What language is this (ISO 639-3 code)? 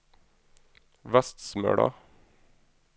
nor